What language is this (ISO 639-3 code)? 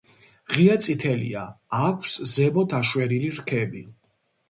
kat